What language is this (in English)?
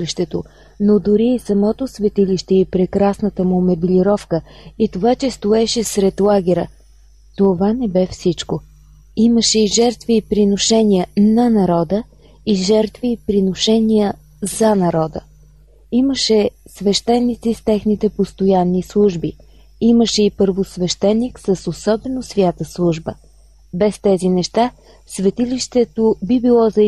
Bulgarian